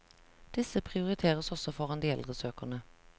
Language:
Norwegian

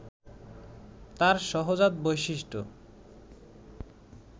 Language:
Bangla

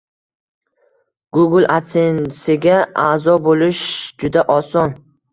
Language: Uzbek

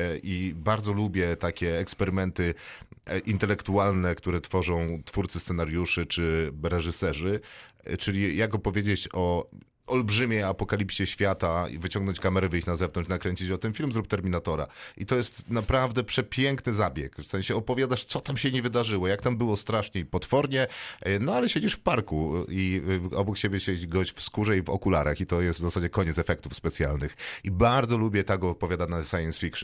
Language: Polish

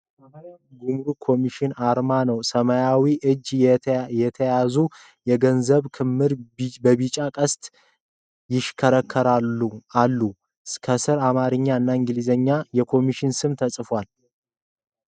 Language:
Amharic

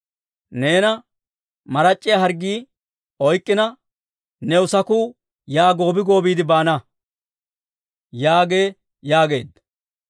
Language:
Dawro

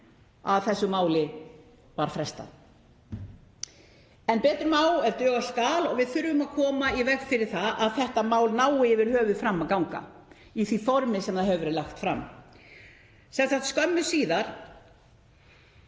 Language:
Icelandic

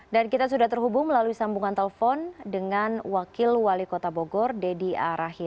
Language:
Indonesian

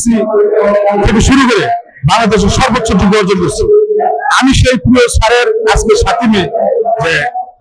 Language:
Turkish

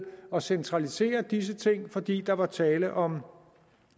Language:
Danish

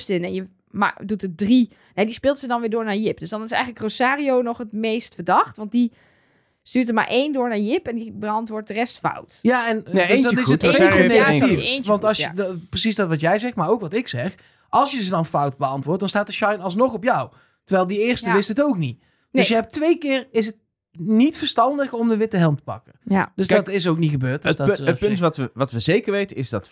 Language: Dutch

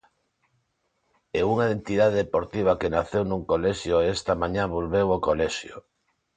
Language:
Galician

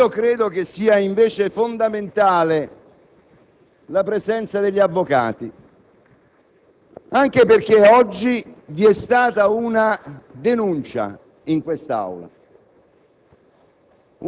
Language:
Italian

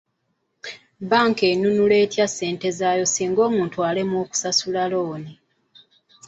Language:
Ganda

